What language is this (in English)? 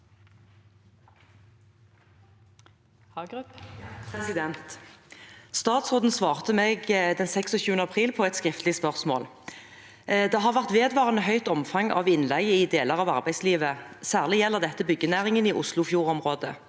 Norwegian